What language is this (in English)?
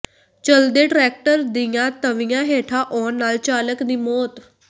Punjabi